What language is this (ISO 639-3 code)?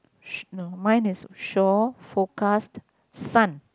eng